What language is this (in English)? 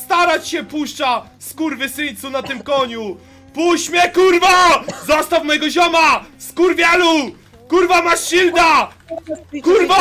Polish